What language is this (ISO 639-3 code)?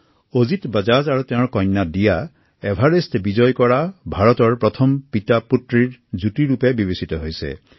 asm